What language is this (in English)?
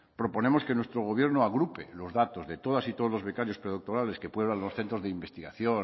Spanish